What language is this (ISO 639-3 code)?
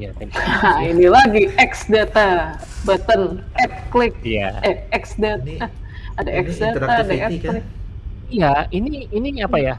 ind